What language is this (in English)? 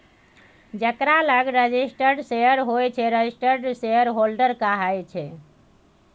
Maithili